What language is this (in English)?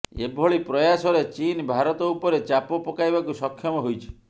Odia